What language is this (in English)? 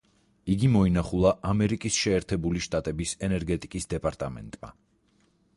Georgian